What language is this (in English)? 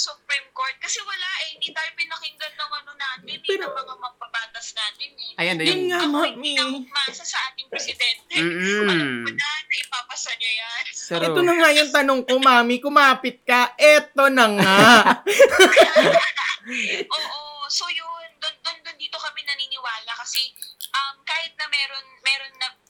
Filipino